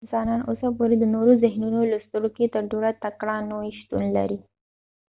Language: Pashto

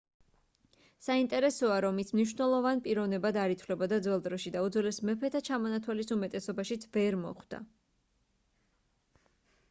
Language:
Georgian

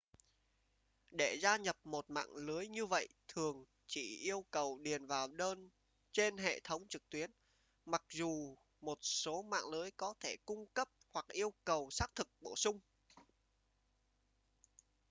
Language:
Vietnamese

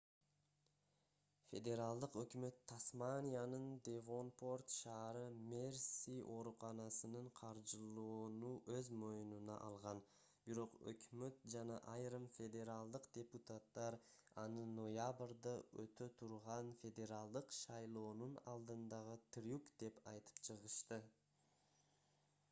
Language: Kyrgyz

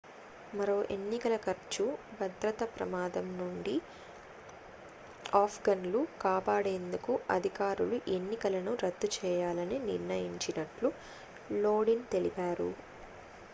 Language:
Telugu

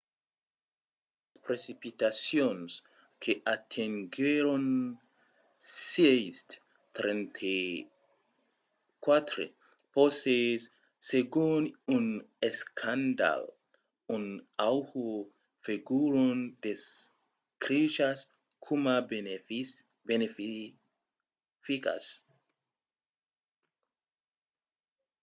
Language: Occitan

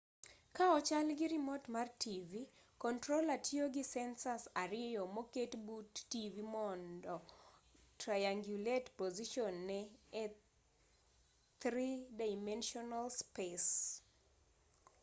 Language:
Luo (Kenya and Tanzania)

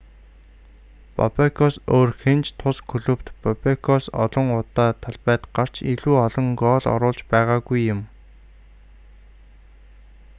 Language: Mongolian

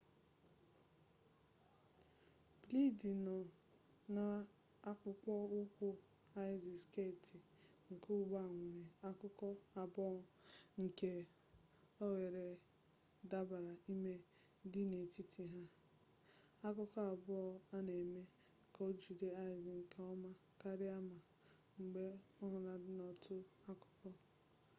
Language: Igbo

